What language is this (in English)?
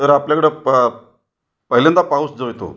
Marathi